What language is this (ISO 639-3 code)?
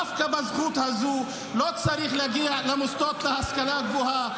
heb